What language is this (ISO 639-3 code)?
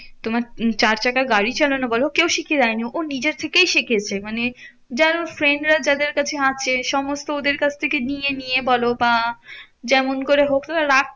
ben